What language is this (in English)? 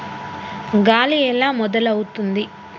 Telugu